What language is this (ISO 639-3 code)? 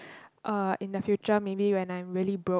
eng